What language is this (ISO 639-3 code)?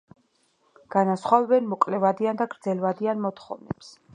kat